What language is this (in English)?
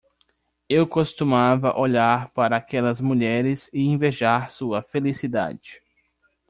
Portuguese